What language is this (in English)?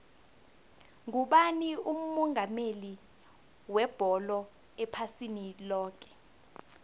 South Ndebele